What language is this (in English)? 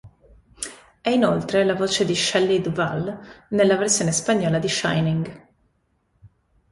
Italian